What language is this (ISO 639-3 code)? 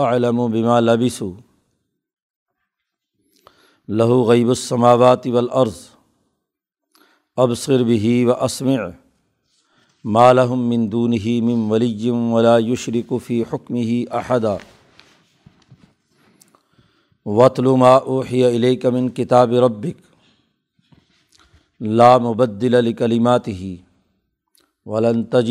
urd